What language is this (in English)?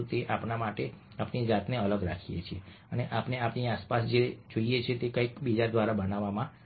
Gujarati